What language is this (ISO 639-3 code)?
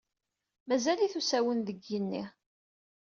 kab